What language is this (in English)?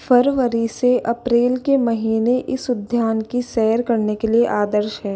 Hindi